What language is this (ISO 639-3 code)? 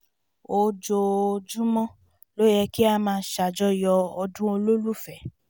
yor